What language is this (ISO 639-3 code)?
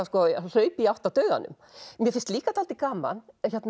isl